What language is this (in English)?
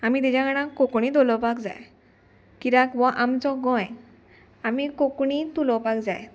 Konkani